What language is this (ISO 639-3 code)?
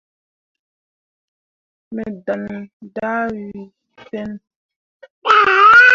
mua